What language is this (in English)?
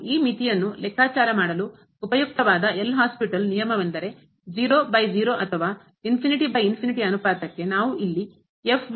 Kannada